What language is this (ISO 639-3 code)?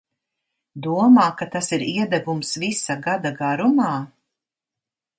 lav